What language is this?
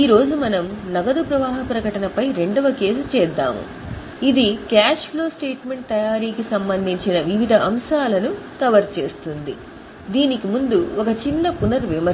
Telugu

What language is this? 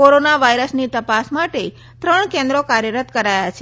Gujarati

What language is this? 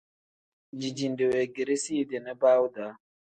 Tem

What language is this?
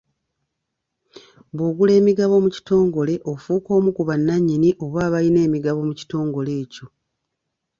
Ganda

